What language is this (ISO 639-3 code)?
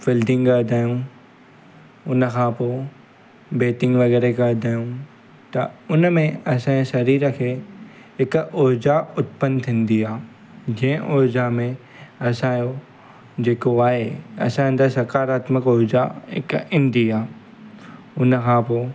snd